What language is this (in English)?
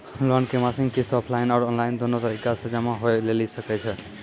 Maithili